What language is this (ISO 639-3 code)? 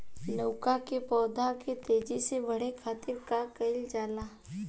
bho